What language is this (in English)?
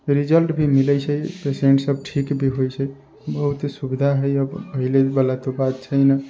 Maithili